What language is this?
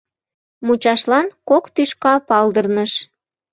Mari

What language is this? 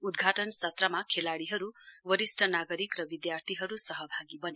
Nepali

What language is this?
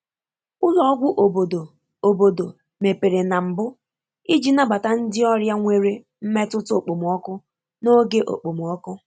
Igbo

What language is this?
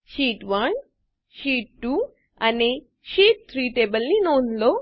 Gujarati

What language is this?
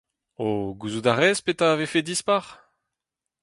Breton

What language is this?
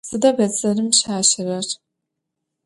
Adyghe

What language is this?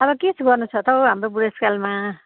Nepali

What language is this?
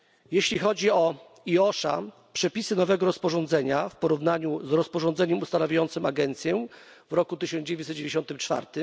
Polish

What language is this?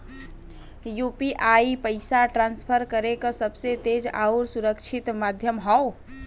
Bhojpuri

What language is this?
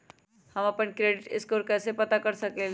Magahi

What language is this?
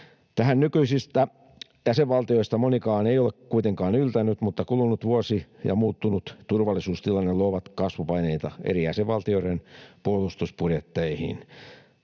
Finnish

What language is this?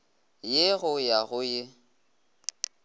Northern Sotho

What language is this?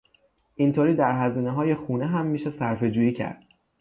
Persian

